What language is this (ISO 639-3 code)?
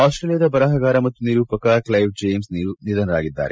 kan